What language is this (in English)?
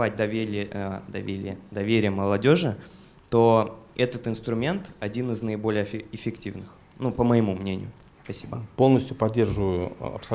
Russian